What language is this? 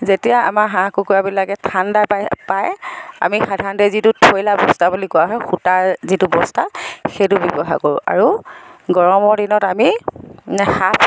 Assamese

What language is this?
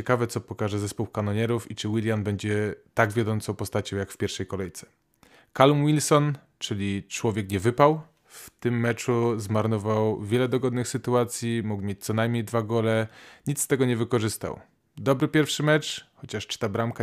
Polish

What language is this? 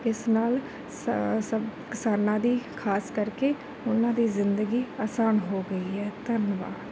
Punjabi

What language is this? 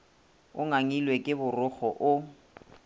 Northern Sotho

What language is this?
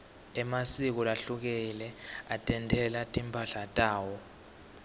Swati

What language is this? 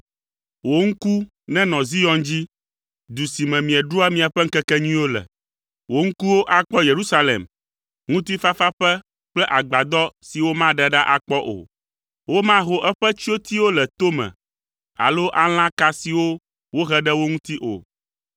Ewe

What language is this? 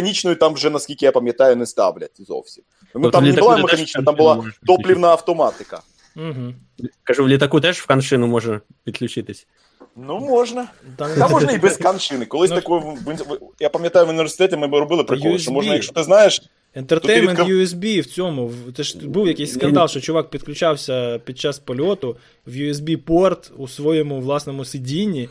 Ukrainian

